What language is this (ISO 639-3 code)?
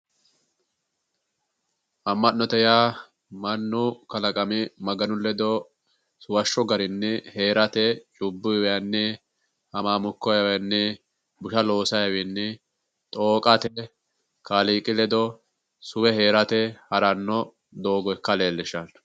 sid